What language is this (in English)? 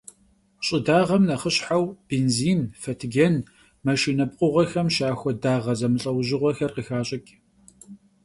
Kabardian